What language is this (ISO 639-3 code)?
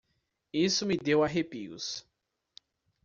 por